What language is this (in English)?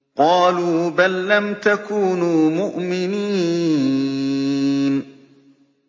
Arabic